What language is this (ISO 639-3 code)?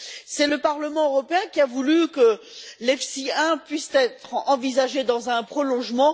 fra